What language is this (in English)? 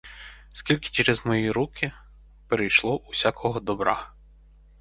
Ukrainian